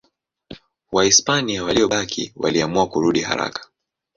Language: Swahili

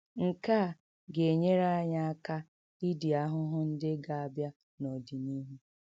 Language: Igbo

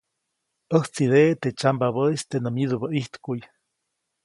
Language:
Copainalá Zoque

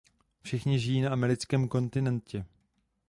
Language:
Czech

